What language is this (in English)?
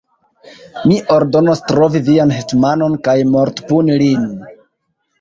Esperanto